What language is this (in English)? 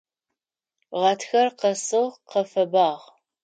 Adyghe